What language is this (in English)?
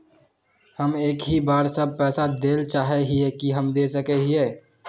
Magahi